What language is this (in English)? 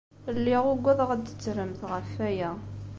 Kabyle